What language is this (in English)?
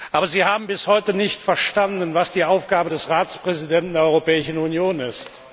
German